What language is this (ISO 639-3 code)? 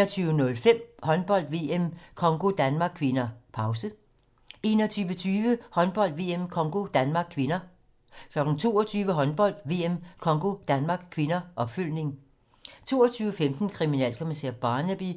dan